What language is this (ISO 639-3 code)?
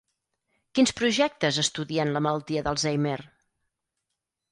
cat